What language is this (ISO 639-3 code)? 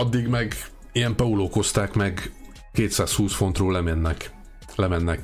hun